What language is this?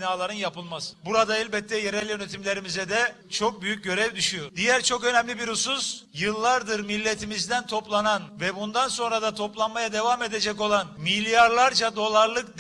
Turkish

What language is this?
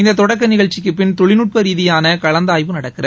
Tamil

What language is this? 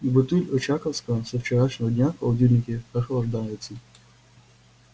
Russian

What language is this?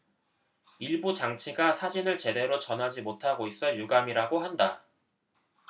Korean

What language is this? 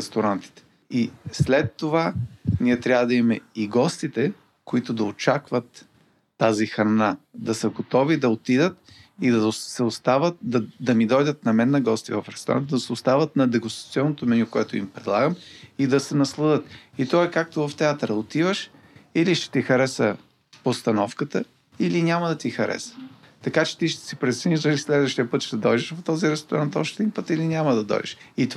Bulgarian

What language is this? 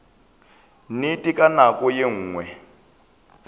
Northern Sotho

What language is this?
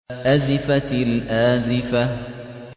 Arabic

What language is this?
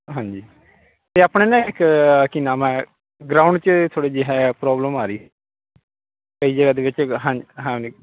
Punjabi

